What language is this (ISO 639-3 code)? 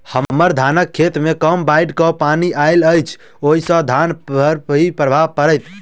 mai